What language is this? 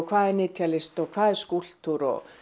Icelandic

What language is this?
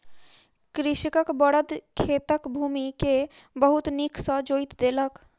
Maithili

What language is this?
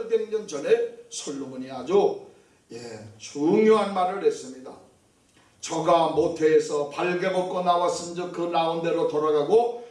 Korean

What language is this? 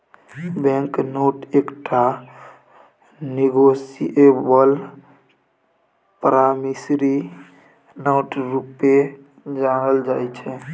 Maithili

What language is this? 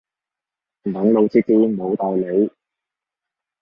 Cantonese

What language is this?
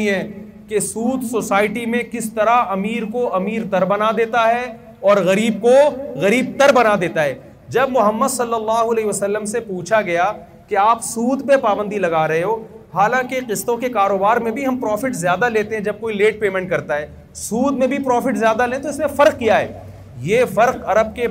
Urdu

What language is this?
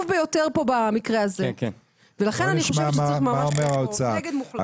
Hebrew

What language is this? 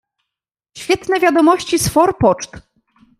Polish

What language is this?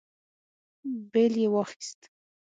Pashto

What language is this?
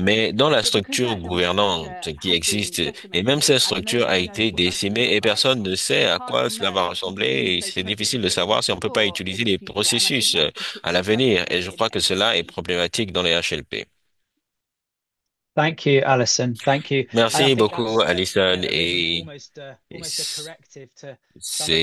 French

